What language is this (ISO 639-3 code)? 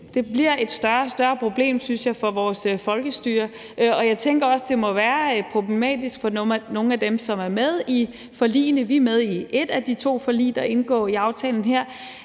dan